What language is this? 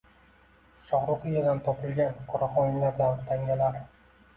Uzbek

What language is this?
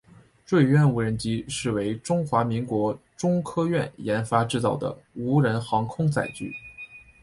Chinese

